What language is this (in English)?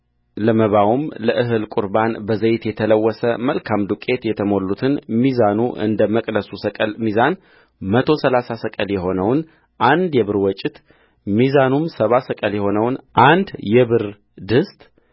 Amharic